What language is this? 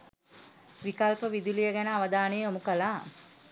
Sinhala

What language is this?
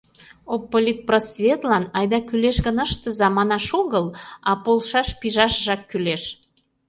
Mari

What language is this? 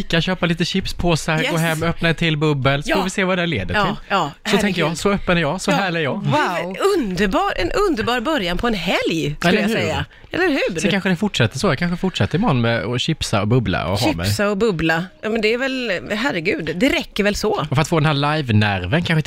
Swedish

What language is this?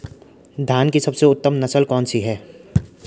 Hindi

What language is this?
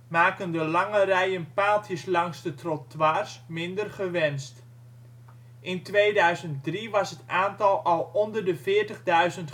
Dutch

